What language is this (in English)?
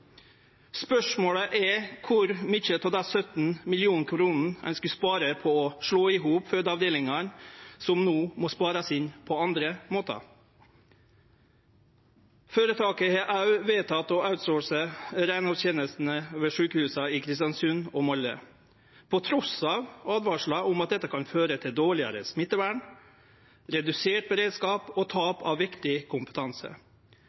Norwegian Nynorsk